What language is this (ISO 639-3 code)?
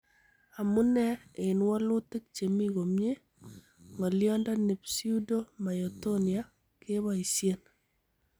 kln